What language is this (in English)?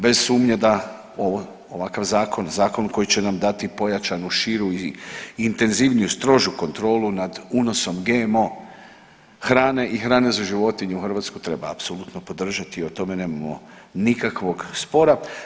Croatian